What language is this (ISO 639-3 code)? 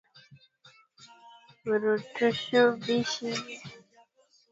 swa